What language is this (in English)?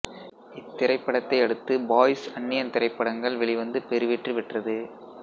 Tamil